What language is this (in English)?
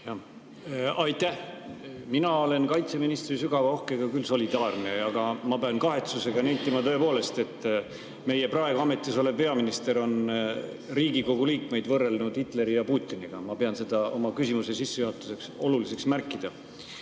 Estonian